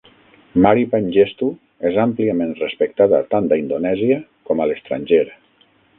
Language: Catalan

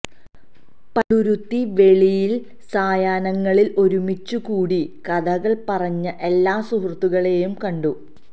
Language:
Malayalam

